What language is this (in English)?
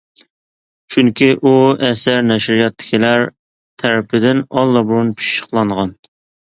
Uyghur